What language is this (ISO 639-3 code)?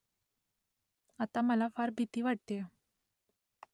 mar